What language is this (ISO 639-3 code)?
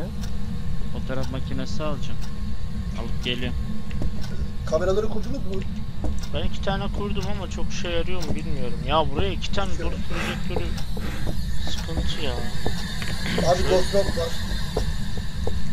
tur